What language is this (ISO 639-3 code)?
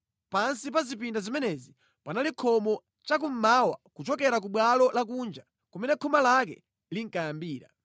nya